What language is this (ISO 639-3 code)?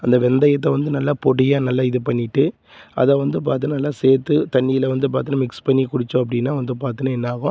tam